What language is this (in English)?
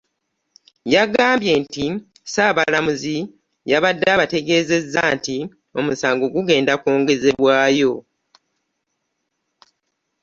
Ganda